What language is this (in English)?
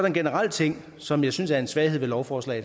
Danish